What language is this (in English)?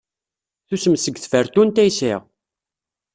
Kabyle